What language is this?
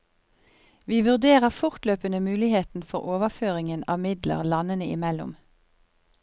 Norwegian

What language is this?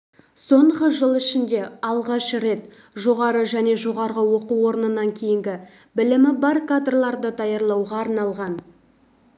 Kazakh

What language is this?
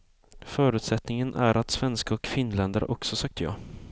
Swedish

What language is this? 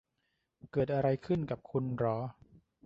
Thai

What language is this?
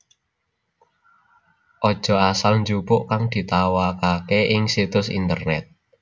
Javanese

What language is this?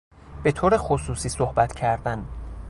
Persian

